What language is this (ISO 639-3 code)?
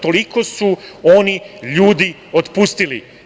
srp